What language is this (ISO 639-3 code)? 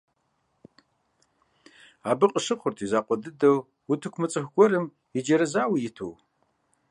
kbd